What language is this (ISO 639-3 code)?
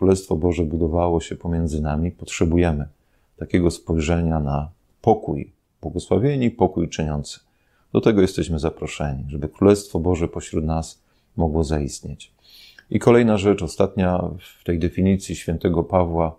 pol